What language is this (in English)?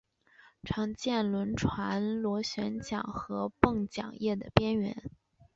Chinese